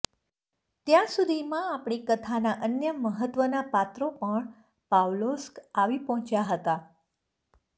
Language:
Gujarati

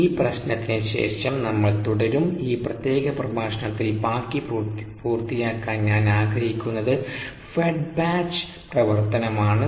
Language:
Malayalam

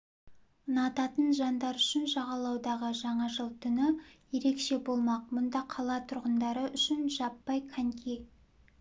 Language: Kazakh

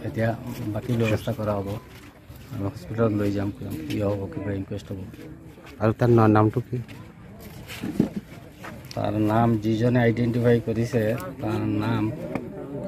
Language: Arabic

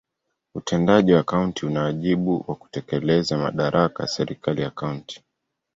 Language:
Swahili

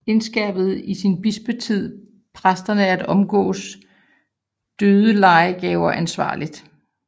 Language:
Danish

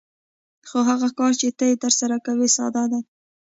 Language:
Pashto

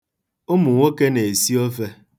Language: Igbo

